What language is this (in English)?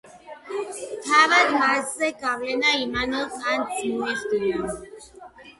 Georgian